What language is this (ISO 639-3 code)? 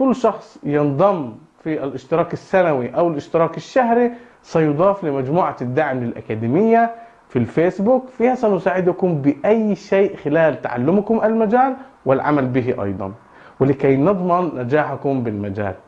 ara